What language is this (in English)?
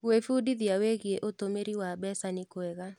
Kikuyu